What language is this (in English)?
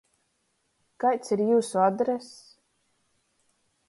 Latgalian